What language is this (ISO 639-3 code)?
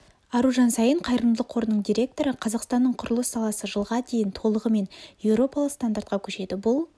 kaz